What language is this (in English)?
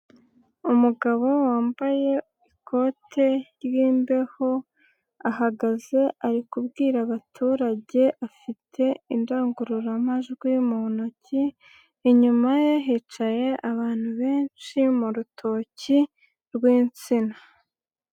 Kinyarwanda